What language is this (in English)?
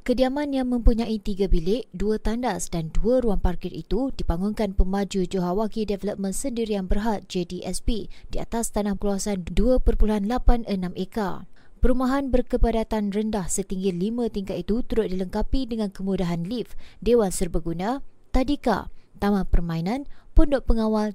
Malay